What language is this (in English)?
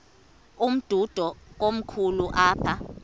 Xhosa